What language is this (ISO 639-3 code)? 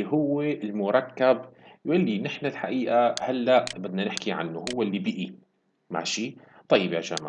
ara